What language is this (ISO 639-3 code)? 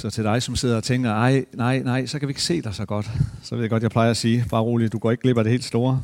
dan